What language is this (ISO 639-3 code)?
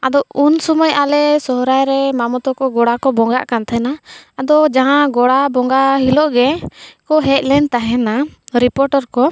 sat